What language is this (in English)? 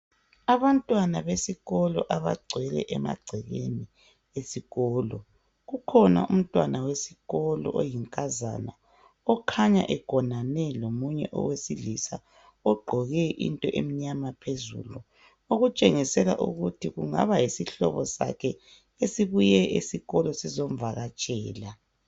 North Ndebele